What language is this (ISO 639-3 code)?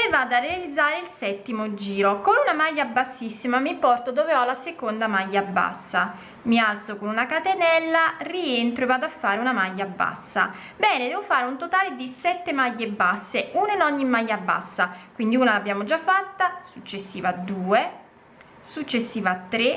ita